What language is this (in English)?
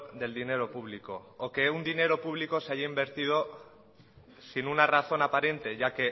Spanish